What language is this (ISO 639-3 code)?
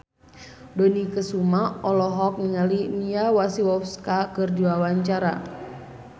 sun